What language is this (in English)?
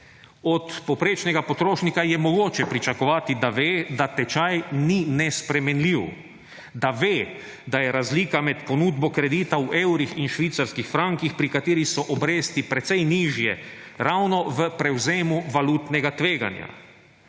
Slovenian